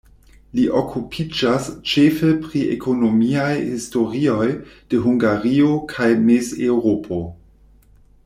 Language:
Esperanto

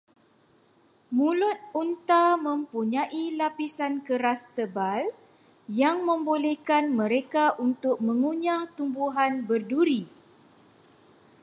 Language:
Malay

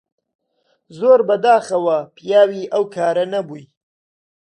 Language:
Central Kurdish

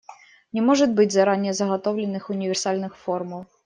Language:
Russian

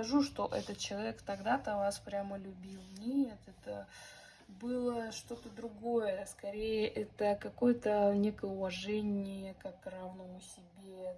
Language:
Russian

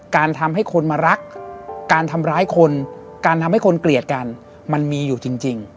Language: Thai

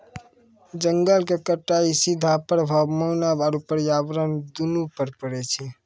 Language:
Maithili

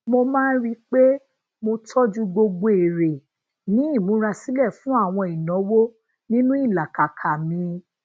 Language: Yoruba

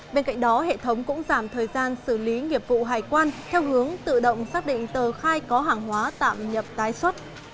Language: Vietnamese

